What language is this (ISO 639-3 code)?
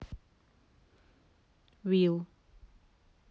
rus